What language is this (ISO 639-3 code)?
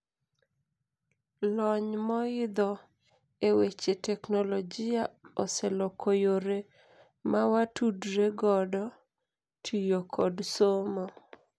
luo